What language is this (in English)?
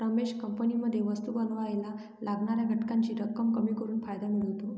Marathi